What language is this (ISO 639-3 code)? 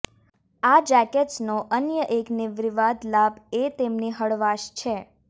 guj